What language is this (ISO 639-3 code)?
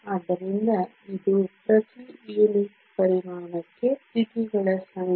kan